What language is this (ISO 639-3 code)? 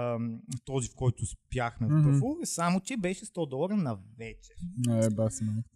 bul